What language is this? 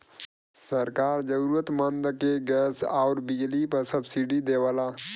Bhojpuri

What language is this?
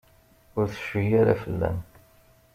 Kabyle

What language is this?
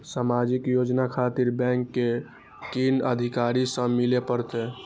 Maithili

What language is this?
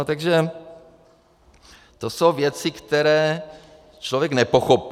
Czech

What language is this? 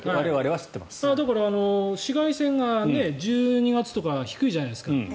Japanese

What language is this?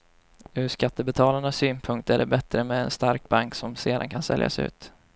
Swedish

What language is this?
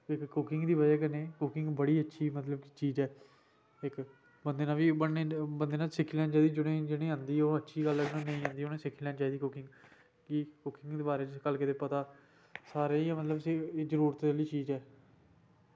Dogri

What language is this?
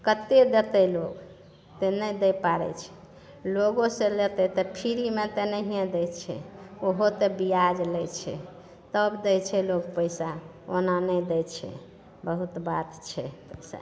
Maithili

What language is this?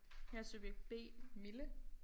Danish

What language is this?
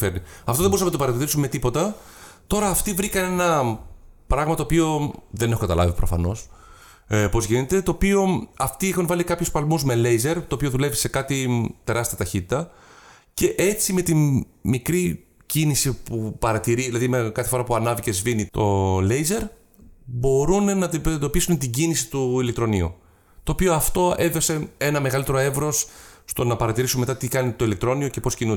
Greek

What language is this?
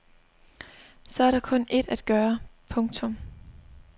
Danish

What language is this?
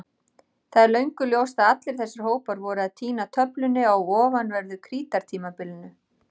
Icelandic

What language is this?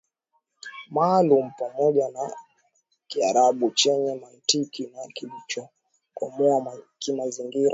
Swahili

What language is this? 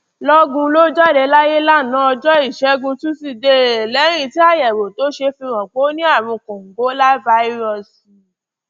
Yoruba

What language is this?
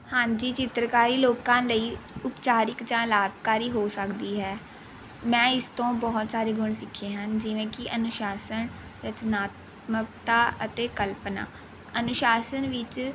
Punjabi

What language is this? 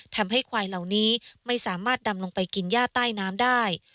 Thai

